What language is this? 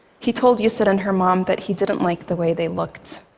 English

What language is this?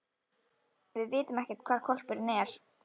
Icelandic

